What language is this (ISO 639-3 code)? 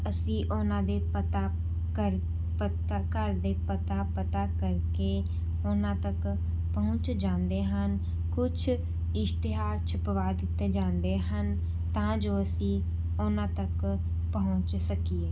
pan